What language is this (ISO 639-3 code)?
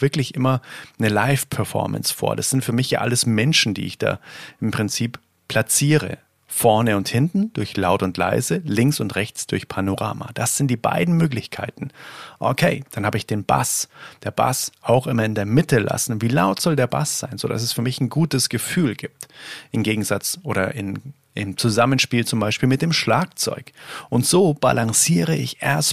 deu